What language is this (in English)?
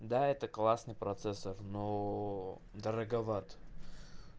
Russian